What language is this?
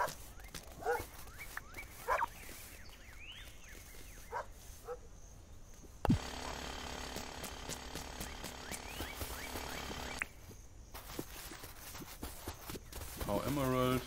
German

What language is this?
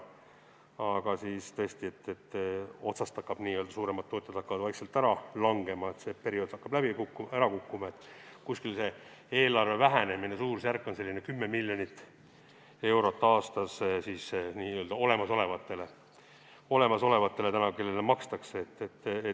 Estonian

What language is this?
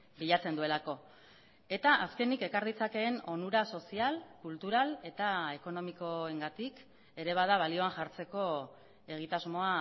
Basque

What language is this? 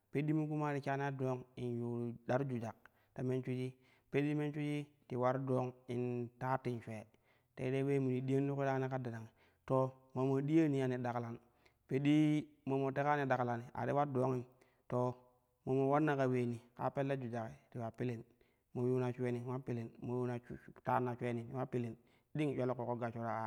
Kushi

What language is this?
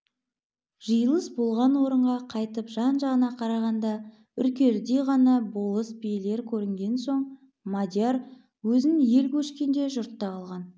Kazakh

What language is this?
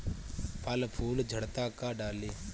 Bhojpuri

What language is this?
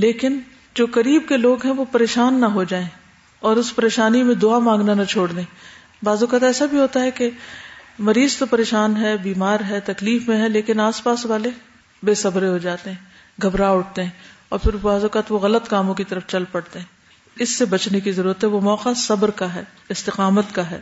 Urdu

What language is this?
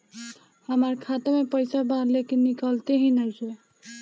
Bhojpuri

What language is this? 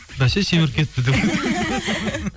Kazakh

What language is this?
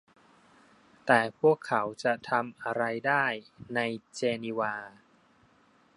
Thai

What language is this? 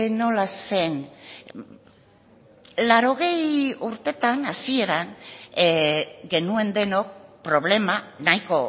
Basque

